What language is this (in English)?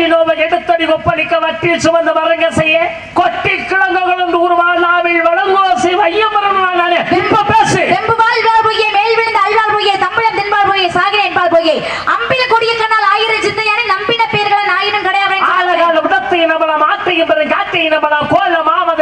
Tamil